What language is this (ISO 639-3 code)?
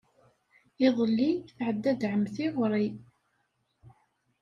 kab